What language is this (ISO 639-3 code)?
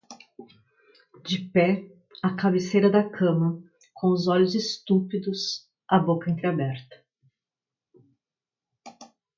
por